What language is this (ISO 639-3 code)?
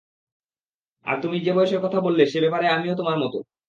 ben